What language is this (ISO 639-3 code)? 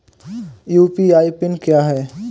hin